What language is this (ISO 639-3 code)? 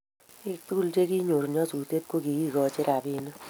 kln